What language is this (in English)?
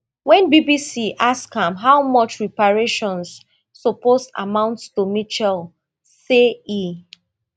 Nigerian Pidgin